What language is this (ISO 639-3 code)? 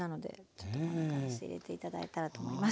jpn